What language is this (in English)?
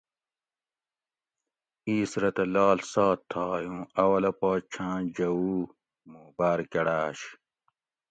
Gawri